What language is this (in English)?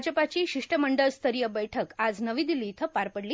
Marathi